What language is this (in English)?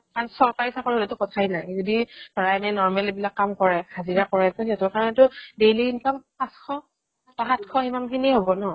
Assamese